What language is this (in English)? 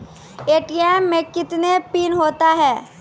Maithili